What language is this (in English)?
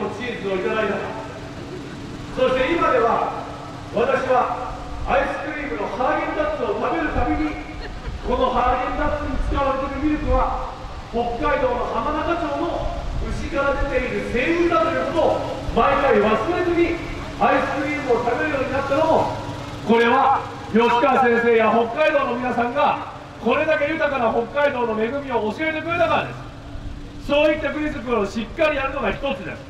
Japanese